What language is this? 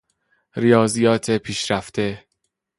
Persian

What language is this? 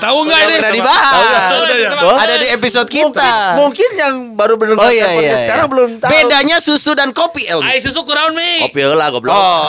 Indonesian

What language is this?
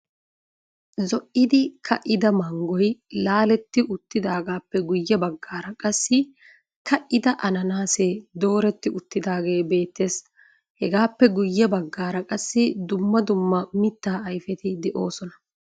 Wolaytta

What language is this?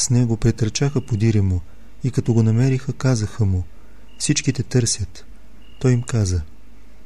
Bulgarian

